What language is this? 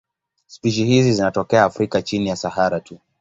Swahili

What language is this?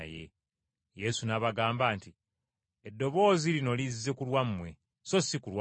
Ganda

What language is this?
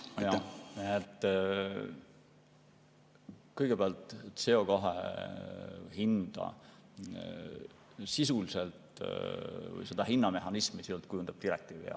Estonian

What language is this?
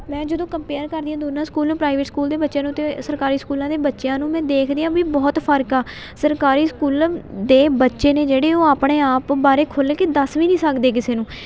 Punjabi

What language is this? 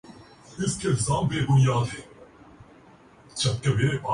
Urdu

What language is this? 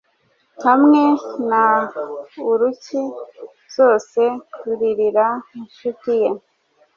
Kinyarwanda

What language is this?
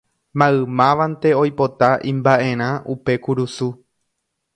Guarani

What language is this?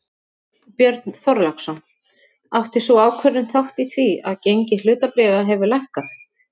Icelandic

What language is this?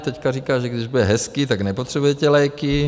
Czech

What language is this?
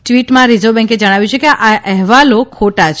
Gujarati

